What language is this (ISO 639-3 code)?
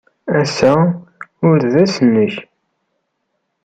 kab